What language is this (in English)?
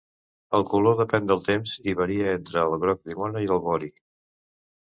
Catalan